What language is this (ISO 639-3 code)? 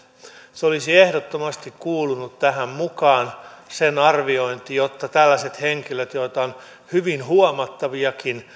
fin